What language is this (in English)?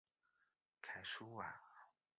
Chinese